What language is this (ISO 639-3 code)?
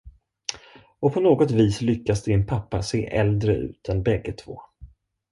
swe